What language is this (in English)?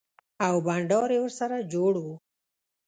Pashto